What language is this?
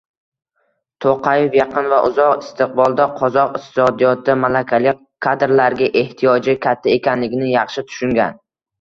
Uzbek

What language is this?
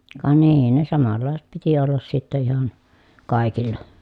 Finnish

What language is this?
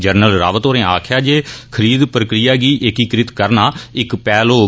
Dogri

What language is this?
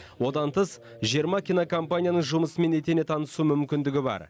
Kazakh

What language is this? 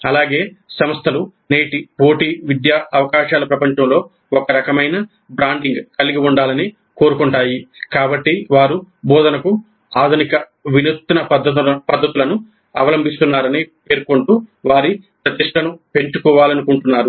Telugu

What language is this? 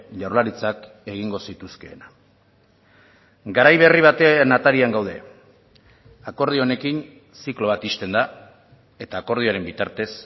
Basque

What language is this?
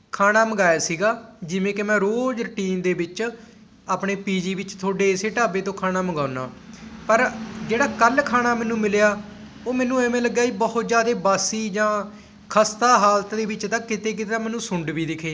Punjabi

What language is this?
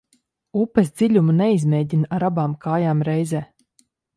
Latvian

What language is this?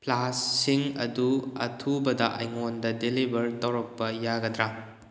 Manipuri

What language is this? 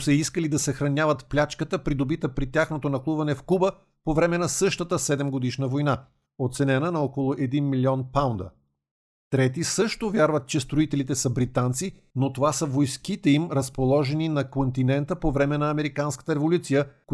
Bulgarian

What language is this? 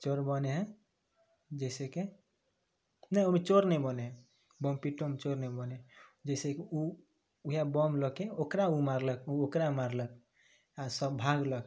Maithili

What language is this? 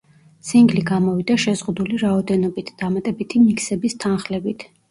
Georgian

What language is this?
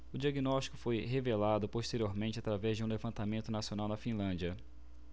Portuguese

